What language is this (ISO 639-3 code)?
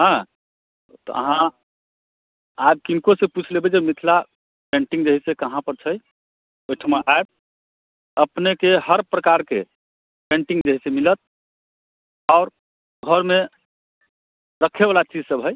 mai